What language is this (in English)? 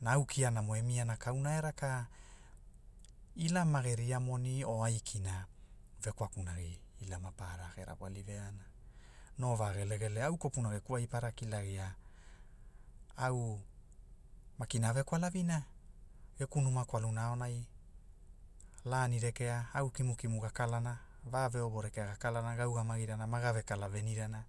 Hula